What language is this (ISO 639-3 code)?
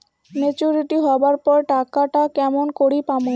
ben